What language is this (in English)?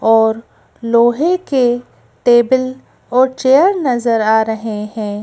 Hindi